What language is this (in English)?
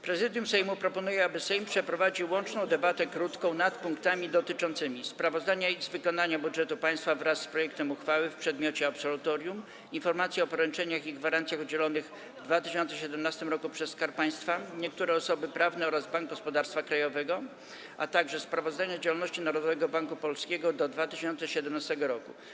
Polish